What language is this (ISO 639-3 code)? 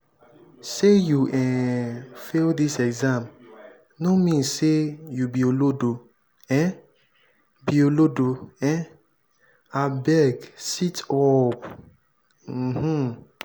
pcm